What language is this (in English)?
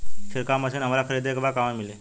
Bhojpuri